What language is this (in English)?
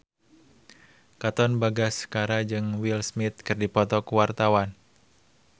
Sundanese